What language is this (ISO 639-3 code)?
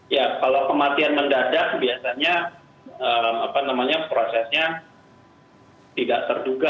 ind